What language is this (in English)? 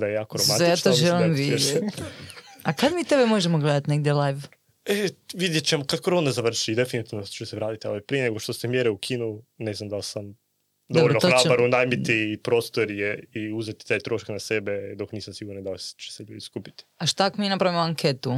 Croatian